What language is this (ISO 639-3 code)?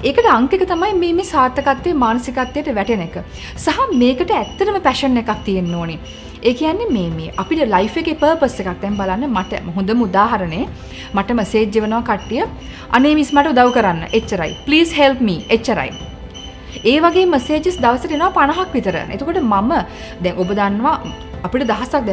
hin